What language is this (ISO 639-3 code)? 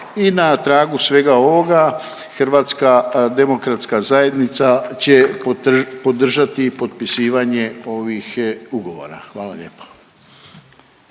hrv